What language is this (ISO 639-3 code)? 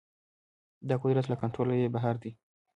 pus